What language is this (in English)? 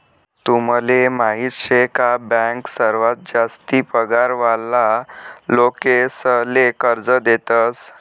Marathi